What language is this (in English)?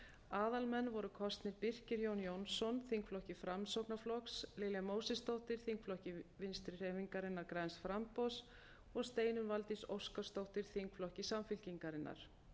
Icelandic